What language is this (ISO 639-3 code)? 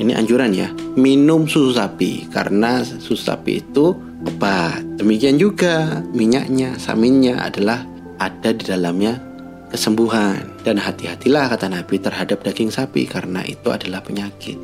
ind